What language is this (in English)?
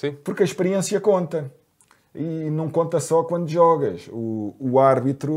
Portuguese